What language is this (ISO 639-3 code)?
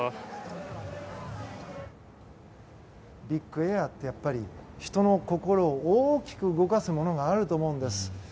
jpn